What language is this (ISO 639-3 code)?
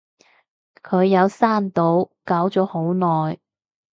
yue